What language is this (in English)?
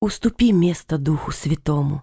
Russian